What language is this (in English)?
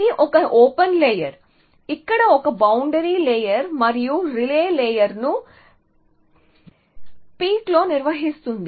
Telugu